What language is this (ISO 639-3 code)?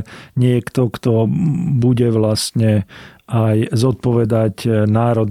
slk